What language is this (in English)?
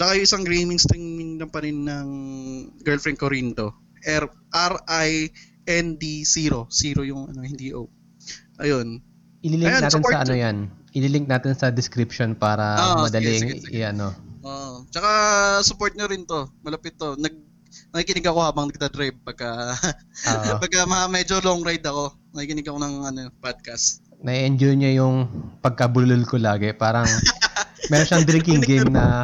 Filipino